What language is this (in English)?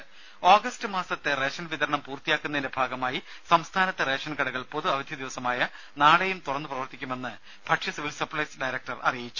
Malayalam